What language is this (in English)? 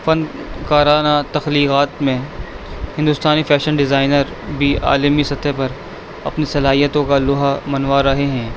Urdu